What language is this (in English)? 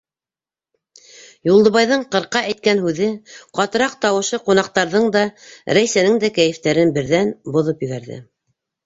Bashkir